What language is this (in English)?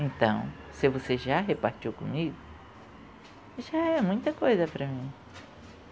Portuguese